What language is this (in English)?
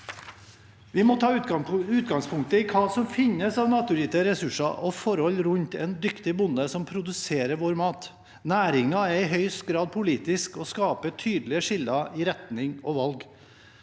Norwegian